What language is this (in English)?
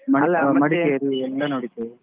Kannada